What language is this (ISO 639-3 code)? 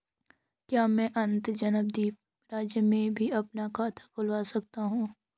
hin